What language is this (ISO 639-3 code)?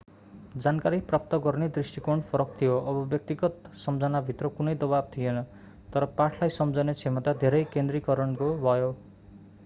nep